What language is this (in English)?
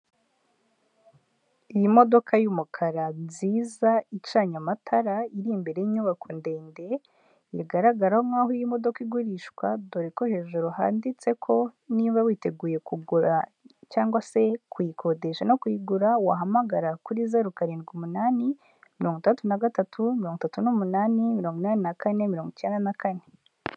Kinyarwanda